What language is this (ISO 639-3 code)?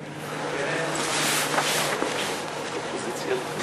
heb